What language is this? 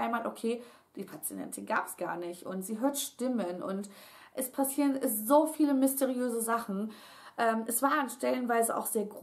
German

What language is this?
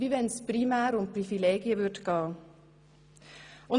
Swiss German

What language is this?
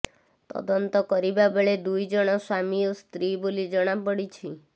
Odia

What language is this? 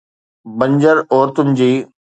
Sindhi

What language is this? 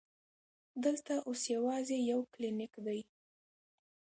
Pashto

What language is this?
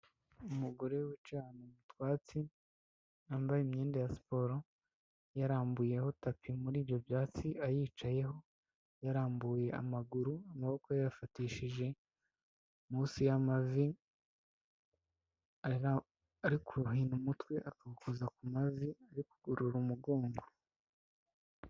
Kinyarwanda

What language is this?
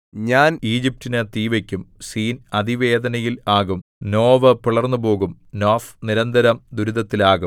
Malayalam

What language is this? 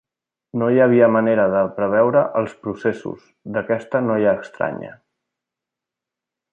Catalan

